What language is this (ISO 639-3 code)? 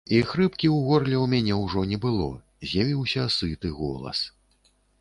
bel